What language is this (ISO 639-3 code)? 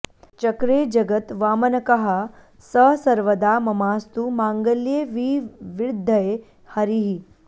san